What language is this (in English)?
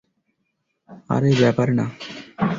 Bangla